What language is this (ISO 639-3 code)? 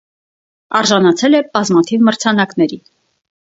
hye